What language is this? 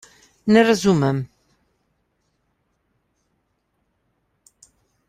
Slovenian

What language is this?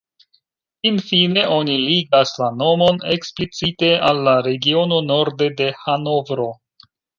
Esperanto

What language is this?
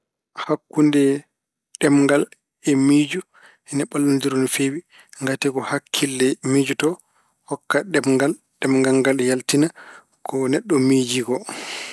Fula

